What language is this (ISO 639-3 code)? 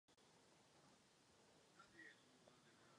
ces